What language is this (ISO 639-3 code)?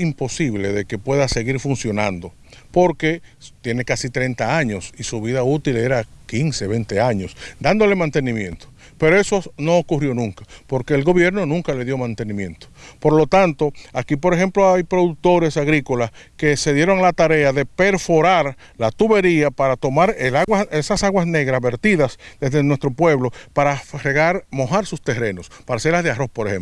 spa